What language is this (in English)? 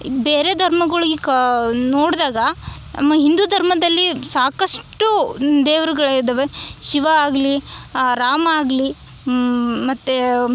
Kannada